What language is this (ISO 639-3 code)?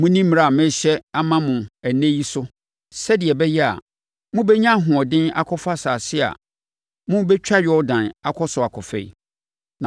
aka